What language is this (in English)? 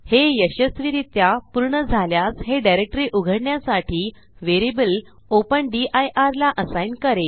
Marathi